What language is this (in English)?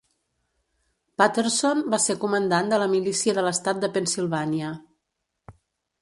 Catalan